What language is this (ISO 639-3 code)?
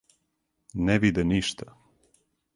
srp